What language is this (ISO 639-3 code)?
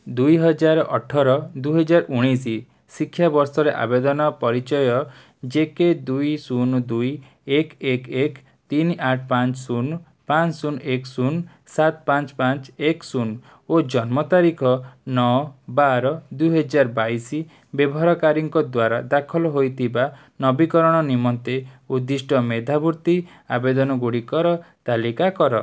ori